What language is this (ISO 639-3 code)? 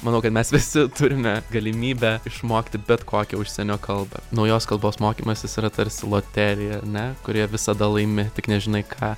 lit